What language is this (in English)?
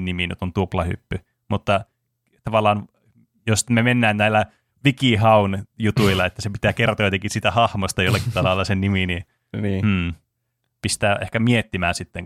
Finnish